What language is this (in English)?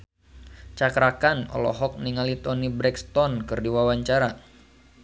Sundanese